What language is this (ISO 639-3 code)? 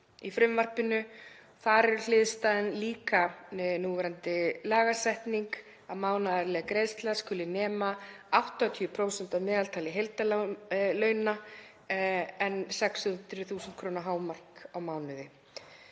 isl